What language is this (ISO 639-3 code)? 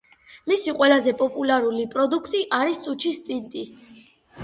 kat